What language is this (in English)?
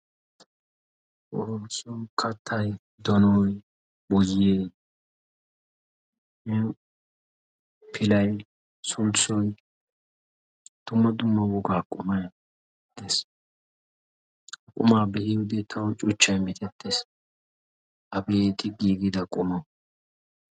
Wolaytta